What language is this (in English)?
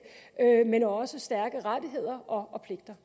Danish